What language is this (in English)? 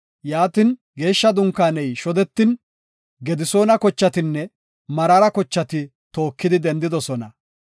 Gofa